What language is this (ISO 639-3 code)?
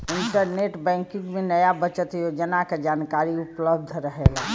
bho